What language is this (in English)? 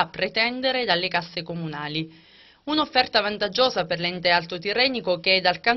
Italian